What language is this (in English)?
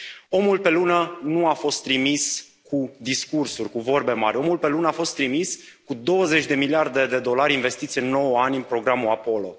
Romanian